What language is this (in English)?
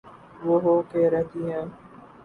Urdu